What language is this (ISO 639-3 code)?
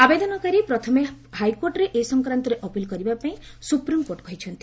ori